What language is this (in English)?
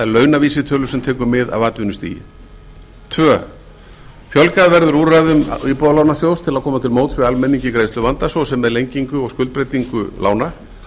Icelandic